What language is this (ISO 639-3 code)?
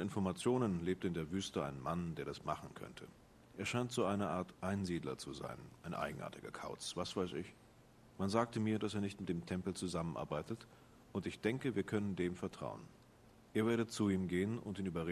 deu